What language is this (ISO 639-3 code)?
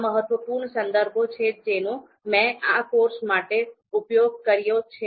guj